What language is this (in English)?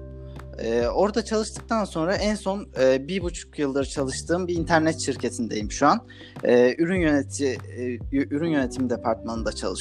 Turkish